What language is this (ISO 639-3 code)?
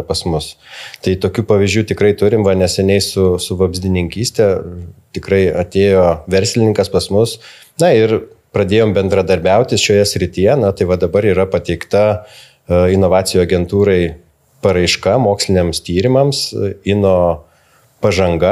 lit